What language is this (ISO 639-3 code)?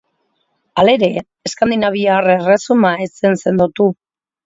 eus